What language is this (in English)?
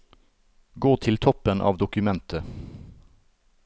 Norwegian